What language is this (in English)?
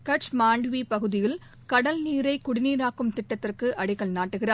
Tamil